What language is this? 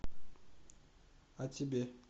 Russian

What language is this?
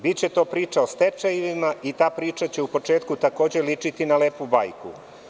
Serbian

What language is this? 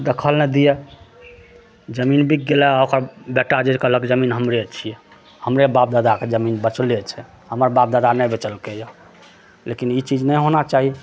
Maithili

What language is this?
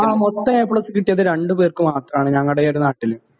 Malayalam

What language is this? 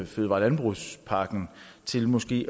Danish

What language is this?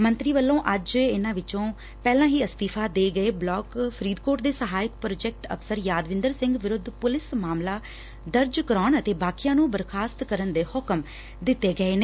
Punjabi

